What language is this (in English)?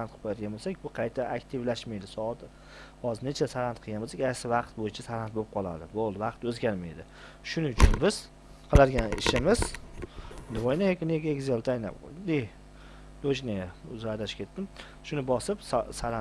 Turkish